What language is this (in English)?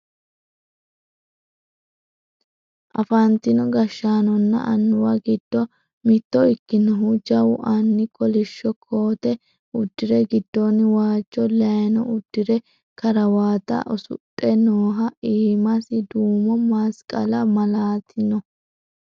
Sidamo